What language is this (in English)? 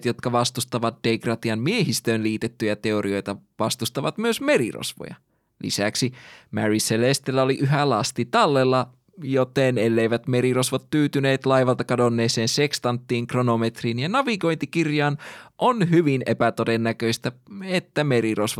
Finnish